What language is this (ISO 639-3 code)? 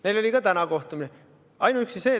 est